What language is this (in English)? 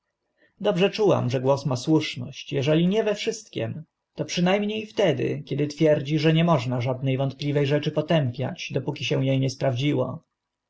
Polish